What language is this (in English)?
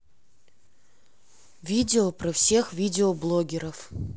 Russian